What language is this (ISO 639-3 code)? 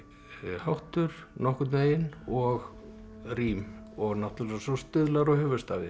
isl